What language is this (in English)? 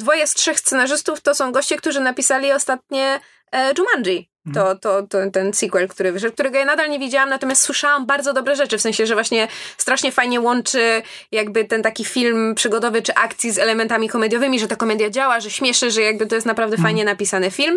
Polish